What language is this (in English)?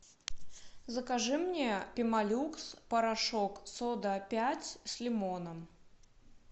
Russian